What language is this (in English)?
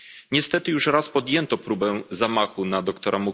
Polish